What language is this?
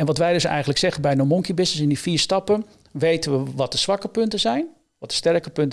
Dutch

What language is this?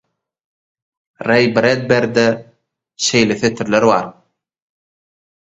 Turkmen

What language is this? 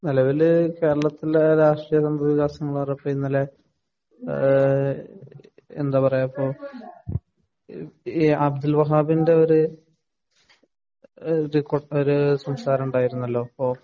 Malayalam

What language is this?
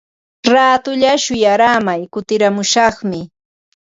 Ambo-Pasco Quechua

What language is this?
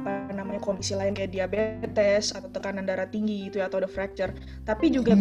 Indonesian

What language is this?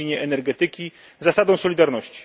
Polish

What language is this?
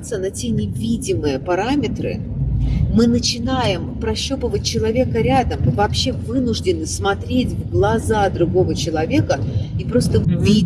Russian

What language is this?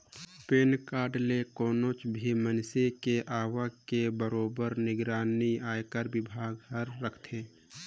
Chhattisgarhi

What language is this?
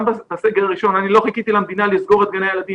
Hebrew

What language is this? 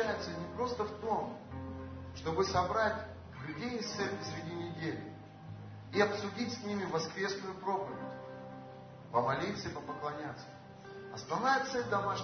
Russian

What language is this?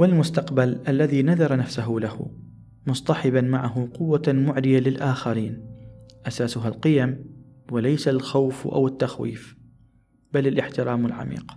Arabic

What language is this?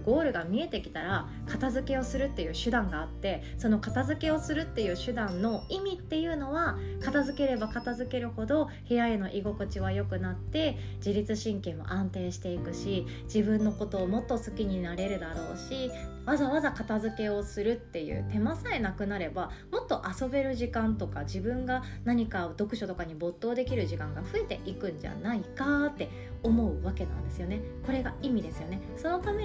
Japanese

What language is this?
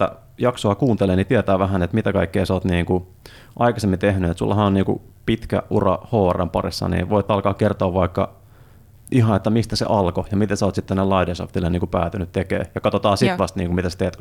Finnish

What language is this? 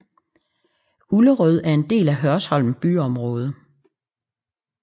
Danish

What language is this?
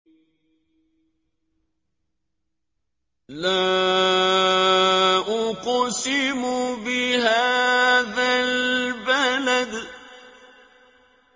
Arabic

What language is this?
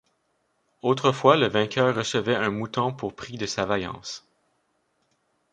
French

